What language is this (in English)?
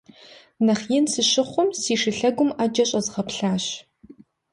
Kabardian